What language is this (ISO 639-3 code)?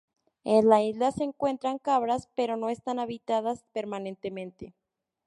spa